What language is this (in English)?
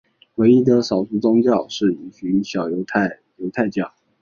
Chinese